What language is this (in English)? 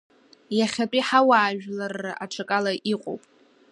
Abkhazian